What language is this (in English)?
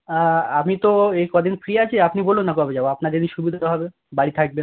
Bangla